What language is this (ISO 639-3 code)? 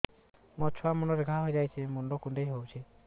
ori